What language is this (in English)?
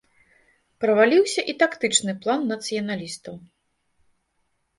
Belarusian